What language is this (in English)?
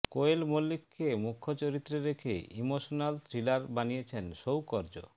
Bangla